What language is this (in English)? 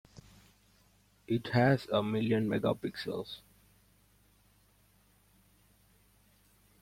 English